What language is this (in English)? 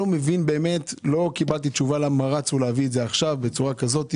Hebrew